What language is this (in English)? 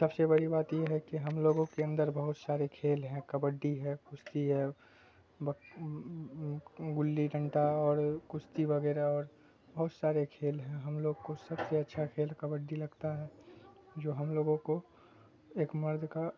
Urdu